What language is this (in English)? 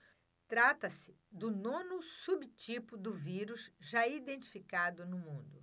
Portuguese